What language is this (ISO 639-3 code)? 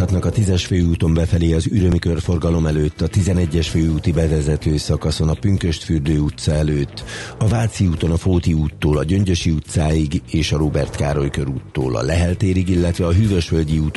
hun